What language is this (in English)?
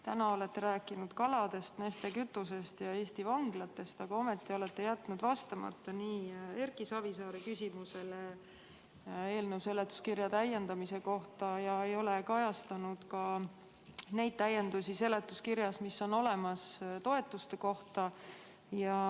Estonian